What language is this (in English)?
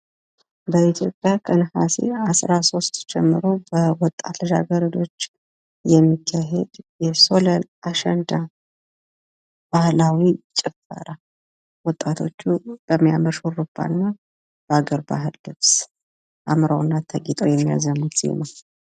Amharic